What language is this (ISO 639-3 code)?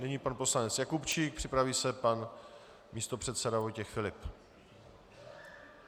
ces